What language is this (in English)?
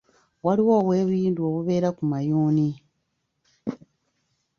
Ganda